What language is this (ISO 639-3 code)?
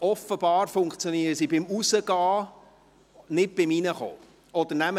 gsw